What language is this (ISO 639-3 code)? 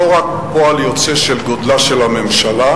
heb